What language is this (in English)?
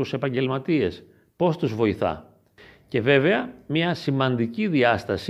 Greek